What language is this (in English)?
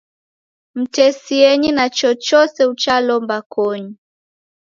Taita